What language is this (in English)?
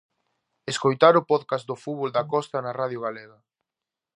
Galician